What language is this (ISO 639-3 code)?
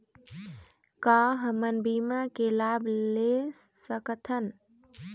hne